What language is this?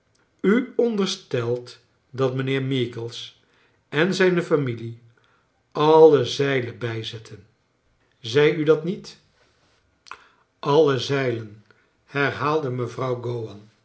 Dutch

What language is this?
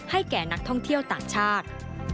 Thai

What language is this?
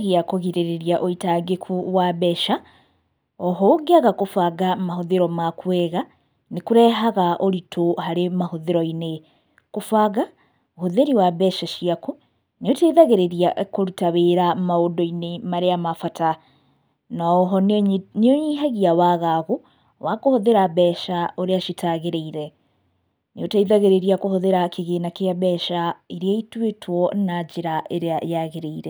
Kikuyu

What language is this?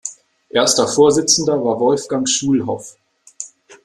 German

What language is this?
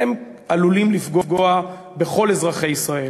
Hebrew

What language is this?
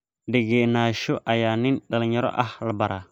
Somali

